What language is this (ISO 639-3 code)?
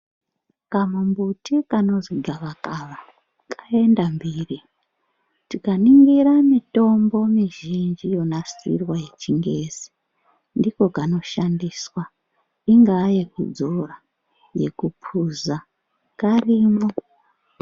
ndc